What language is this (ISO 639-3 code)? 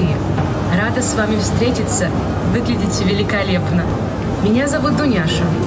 rus